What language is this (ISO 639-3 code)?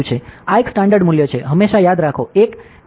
guj